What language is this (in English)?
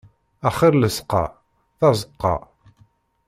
Kabyle